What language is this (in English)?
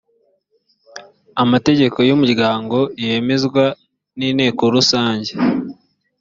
Kinyarwanda